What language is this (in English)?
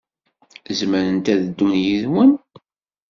Kabyle